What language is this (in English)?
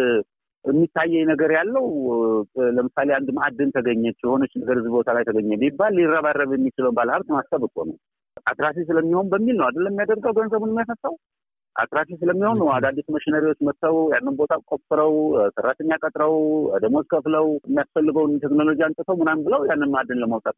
Amharic